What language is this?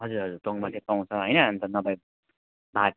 Nepali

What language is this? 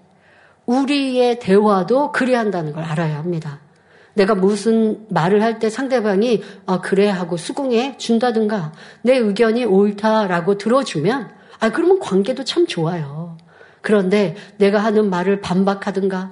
Korean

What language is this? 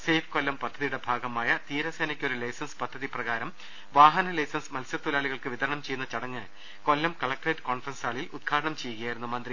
Malayalam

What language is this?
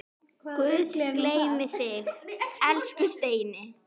Icelandic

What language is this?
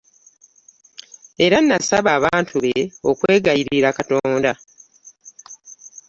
Ganda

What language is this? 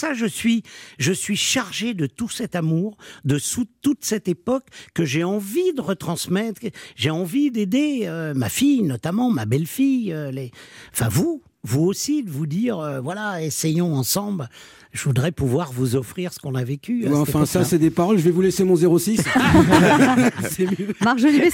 French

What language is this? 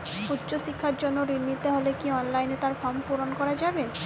Bangla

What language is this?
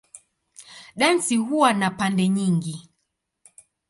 Swahili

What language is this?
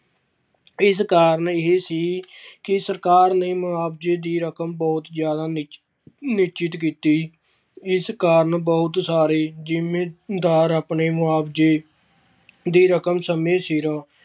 Punjabi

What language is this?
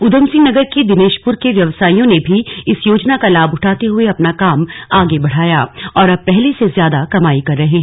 Hindi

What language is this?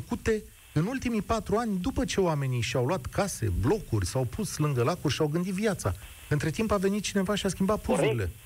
Romanian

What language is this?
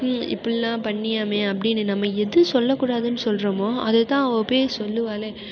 Tamil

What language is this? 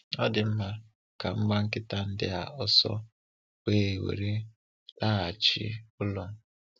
Igbo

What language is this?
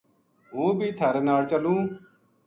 Gujari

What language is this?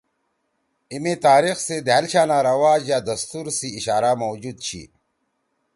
Torwali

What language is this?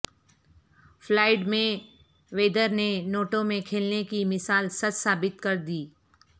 Urdu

